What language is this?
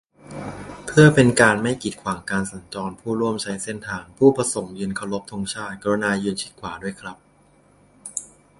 Thai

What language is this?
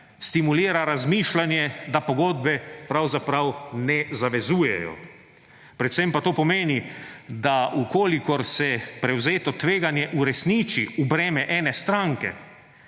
Slovenian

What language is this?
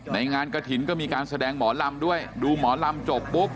Thai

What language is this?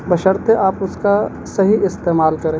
Urdu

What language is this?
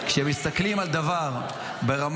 Hebrew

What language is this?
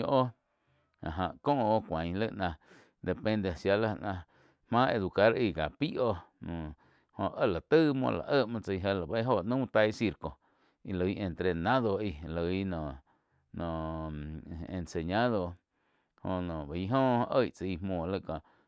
Quiotepec Chinantec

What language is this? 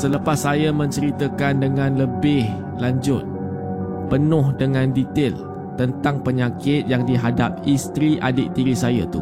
Malay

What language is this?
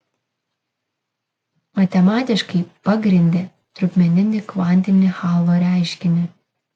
Lithuanian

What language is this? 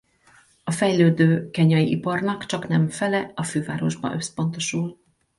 Hungarian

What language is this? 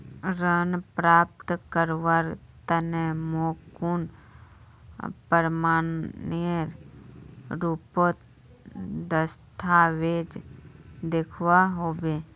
Magahi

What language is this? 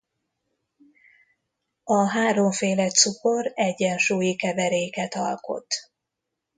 Hungarian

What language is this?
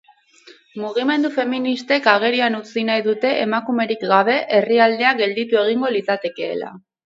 Basque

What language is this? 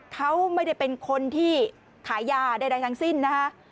Thai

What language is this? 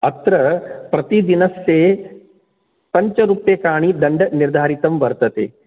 Sanskrit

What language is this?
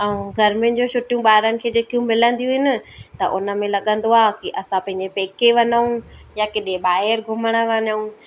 Sindhi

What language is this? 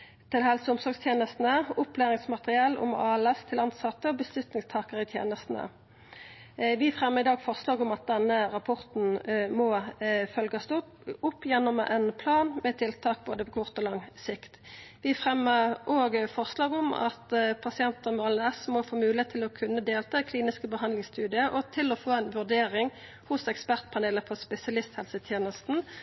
Norwegian Nynorsk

